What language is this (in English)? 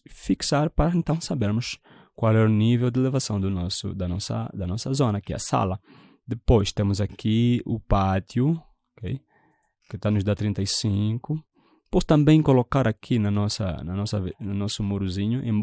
Portuguese